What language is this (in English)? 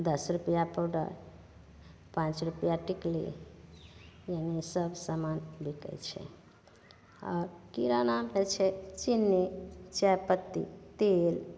Maithili